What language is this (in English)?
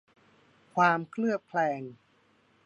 Thai